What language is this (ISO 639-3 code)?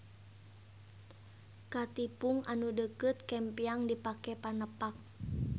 sun